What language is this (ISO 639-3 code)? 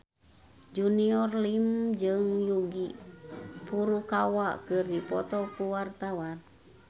sun